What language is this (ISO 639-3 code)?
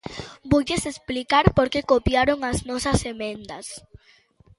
glg